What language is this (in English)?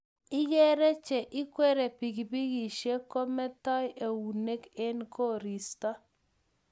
Kalenjin